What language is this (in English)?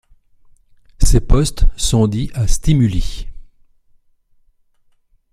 French